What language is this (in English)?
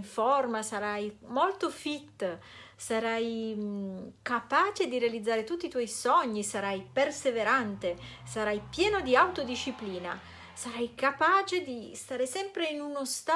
Italian